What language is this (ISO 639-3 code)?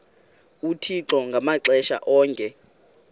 xho